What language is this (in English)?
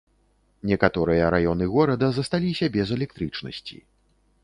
Belarusian